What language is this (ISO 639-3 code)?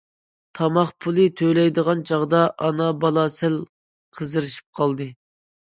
uig